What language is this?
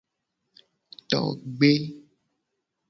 Gen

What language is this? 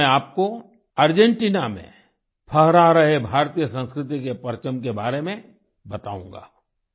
Hindi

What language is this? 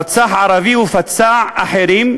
Hebrew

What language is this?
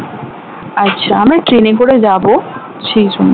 Bangla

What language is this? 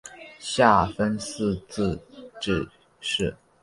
Chinese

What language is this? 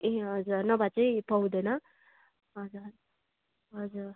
Nepali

